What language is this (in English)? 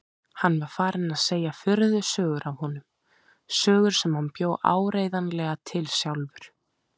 Icelandic